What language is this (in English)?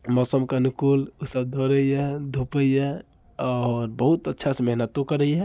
Maithili